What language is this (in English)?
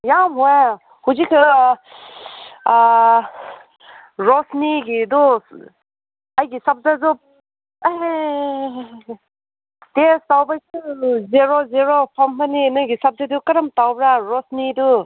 Manipuri